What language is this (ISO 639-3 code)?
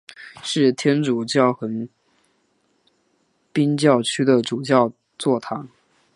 zho